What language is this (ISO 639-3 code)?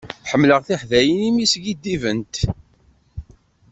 kab